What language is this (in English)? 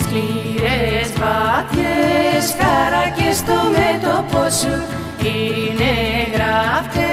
Greek